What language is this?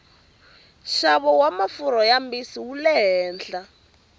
Tsonga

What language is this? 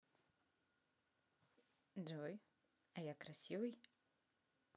Russian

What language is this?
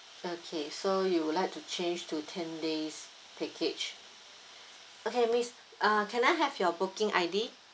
English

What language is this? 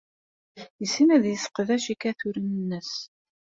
Kabyle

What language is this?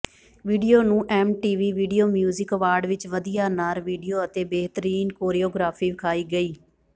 Punjabi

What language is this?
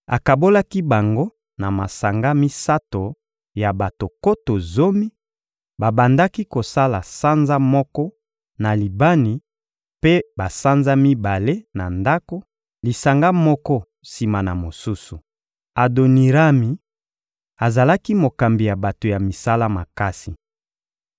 Lingala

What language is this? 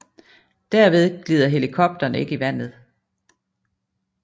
Danish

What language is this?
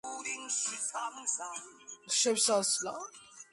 Georgian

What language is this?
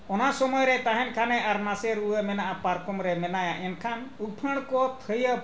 Santali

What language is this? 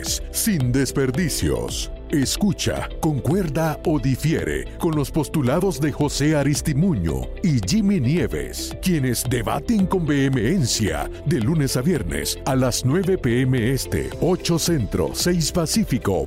Spanish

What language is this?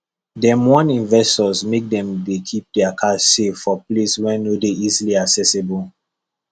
Nigerian Pidgin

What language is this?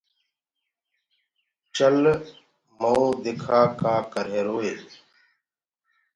Gurgula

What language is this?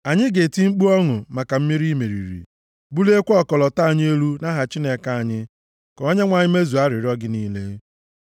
Igbo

